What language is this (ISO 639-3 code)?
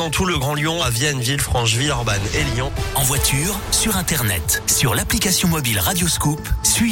fra